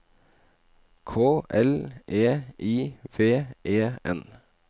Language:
Norwegian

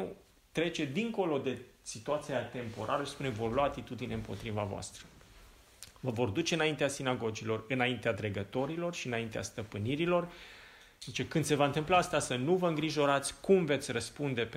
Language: Romanian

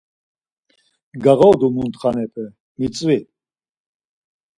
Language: Laz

